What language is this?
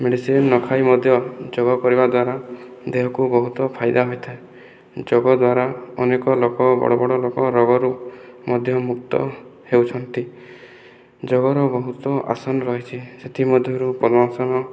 Odia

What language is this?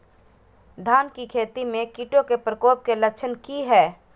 Magahi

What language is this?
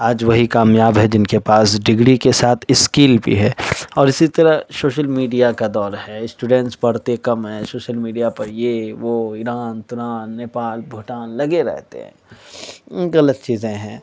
Urdu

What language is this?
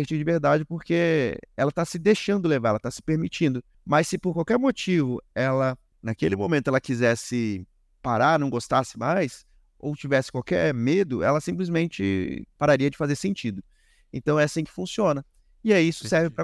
Portuguese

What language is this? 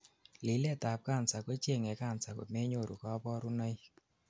Kalenjin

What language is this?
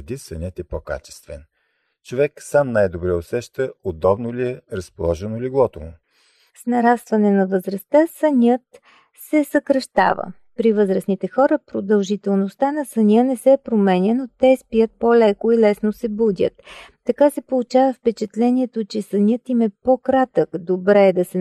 Bulgarian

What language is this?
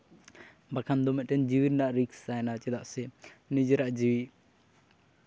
Santali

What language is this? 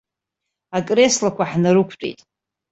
Abkhazian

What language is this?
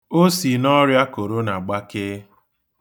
Igbo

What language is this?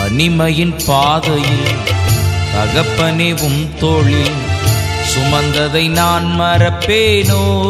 Tamil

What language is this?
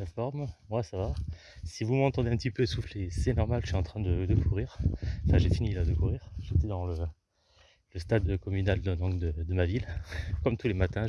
French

